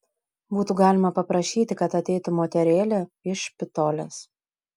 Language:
Lithuanian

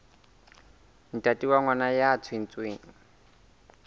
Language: Southern Sotho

